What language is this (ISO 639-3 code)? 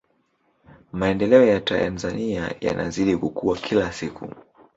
swa